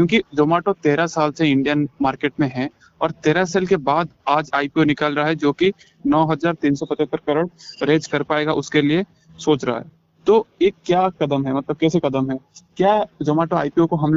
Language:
Hindi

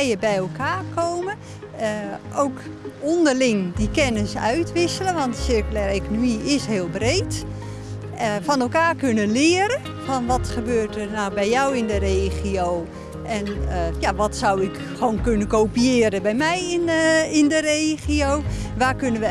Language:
Dutch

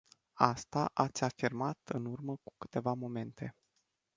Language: Romanian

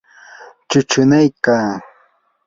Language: Yanahuanca Pasco Quechua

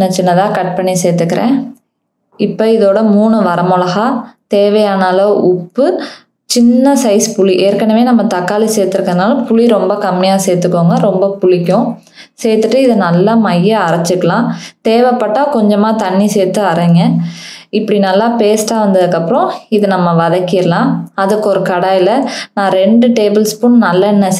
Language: Hindi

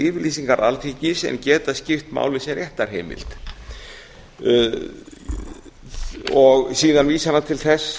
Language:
Icelandic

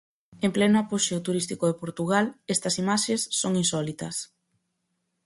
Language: Galician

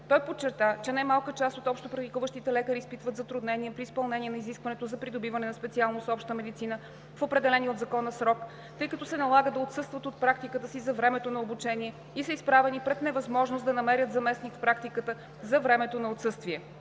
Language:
Bulgarian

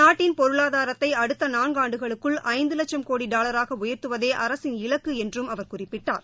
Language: Tamil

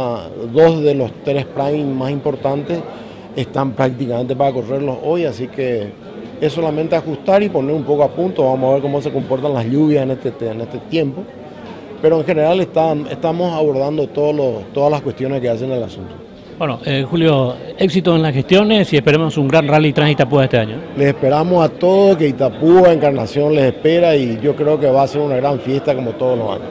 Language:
Spanish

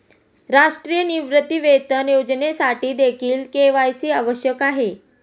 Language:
Marathi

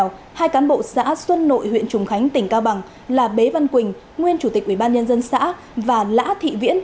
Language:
Vietnamese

